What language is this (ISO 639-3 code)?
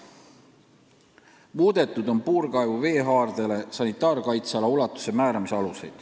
est